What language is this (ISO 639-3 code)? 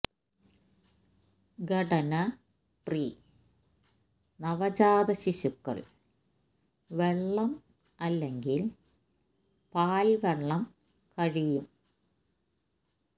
mal